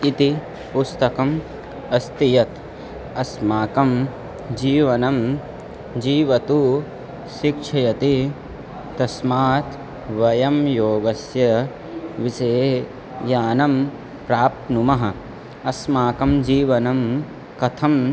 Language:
Sanskrit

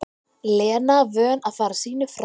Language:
Icelandic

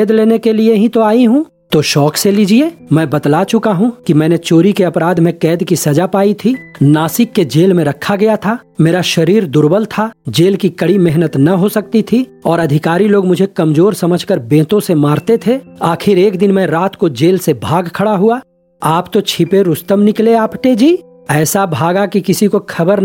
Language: Hindi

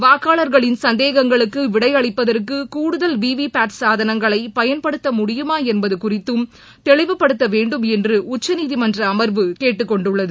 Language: Tamil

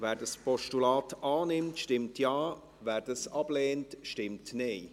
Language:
Swiss German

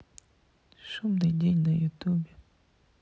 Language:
Russian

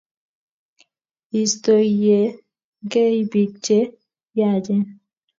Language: Kalenjin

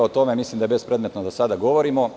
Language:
Serbian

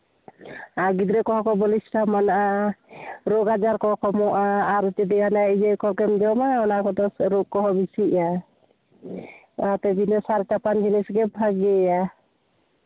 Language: Santali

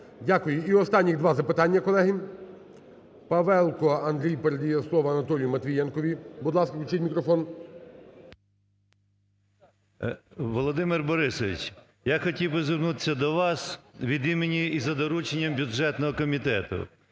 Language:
Ukrainian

